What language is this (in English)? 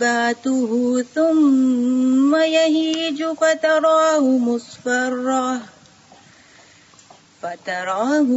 Urdu